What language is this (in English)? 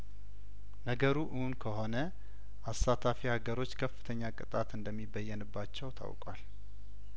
Amharic